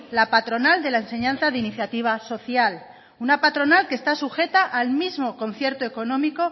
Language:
Spanish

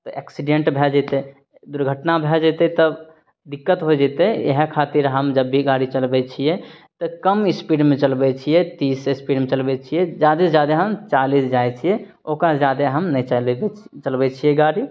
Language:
Maithili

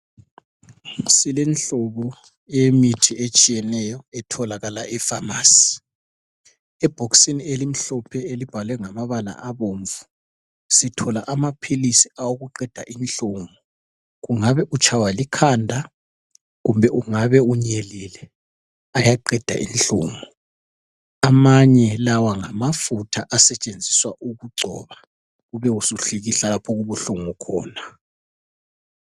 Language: North Ndebele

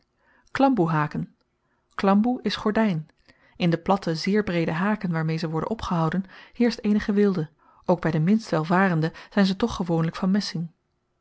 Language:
Dutch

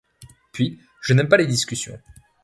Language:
French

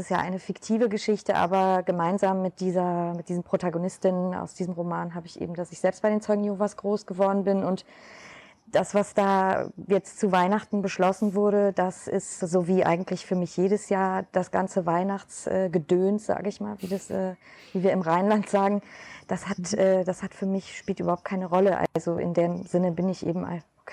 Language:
German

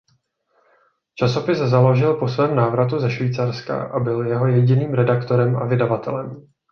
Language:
Czech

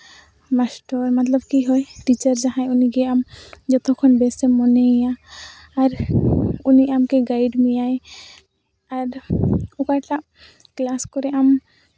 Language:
Santali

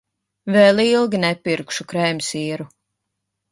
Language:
Latvian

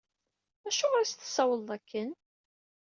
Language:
Kabyle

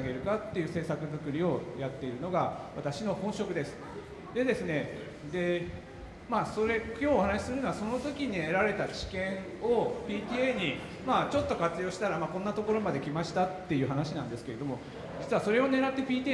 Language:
Japanese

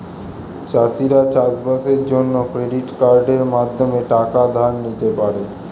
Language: Bangla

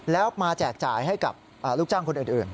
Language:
Thai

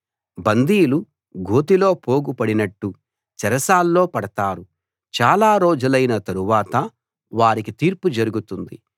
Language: Telugu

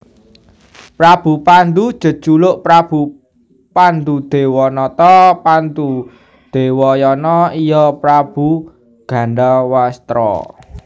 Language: Javanese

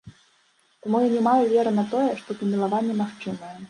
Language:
Belarusian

